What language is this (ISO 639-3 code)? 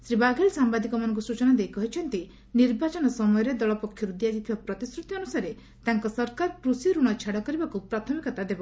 ori